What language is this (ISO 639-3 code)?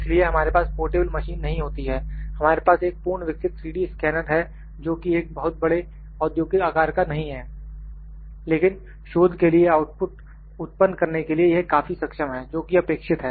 hin